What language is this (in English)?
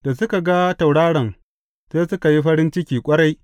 Hausa